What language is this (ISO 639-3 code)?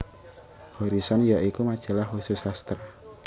jav